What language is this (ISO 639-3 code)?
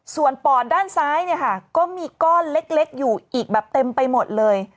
tha